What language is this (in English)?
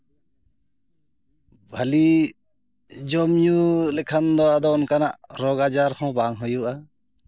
Santali